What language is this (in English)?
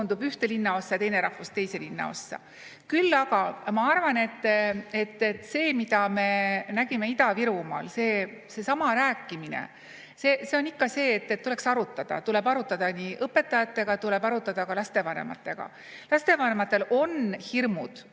Estonian